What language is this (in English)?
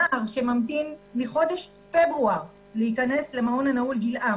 Hebrew